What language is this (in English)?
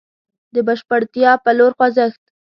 Pashto